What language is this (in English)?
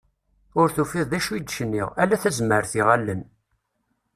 Kabyle